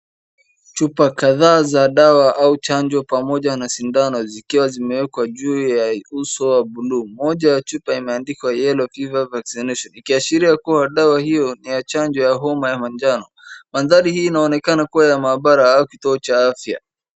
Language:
Swahili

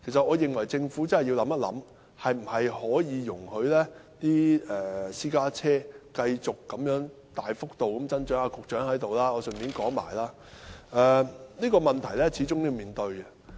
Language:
Cantonese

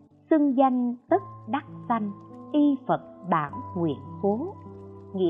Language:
Vietnamese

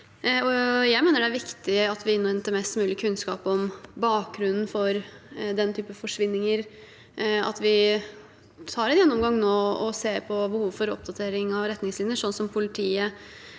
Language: Norwegian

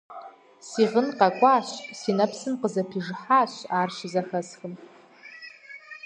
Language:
Kabardian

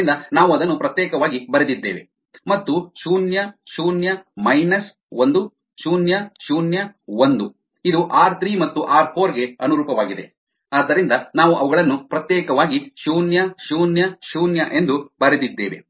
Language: Kannada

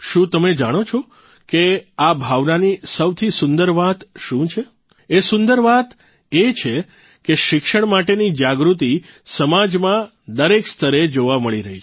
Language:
Gujarati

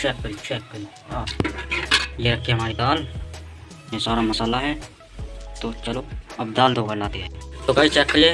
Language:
Hindi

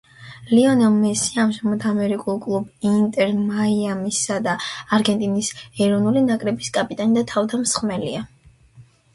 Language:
Georgian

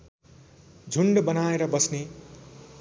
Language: Nepali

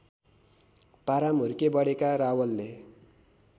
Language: Nepali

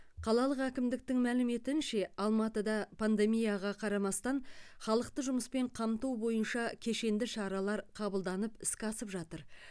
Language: Kazakh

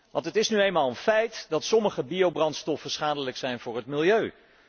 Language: Dutch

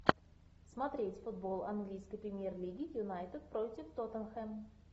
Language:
Russian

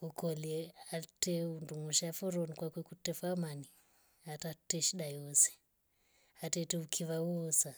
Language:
Rombo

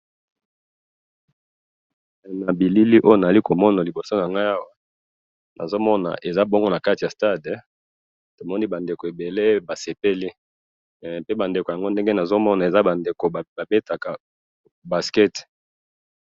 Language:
Lingala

